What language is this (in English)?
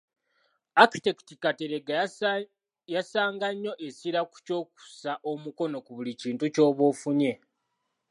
Ganda